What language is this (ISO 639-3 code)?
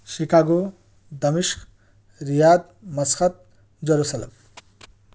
urd